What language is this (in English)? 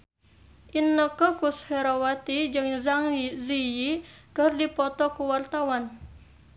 Sundanese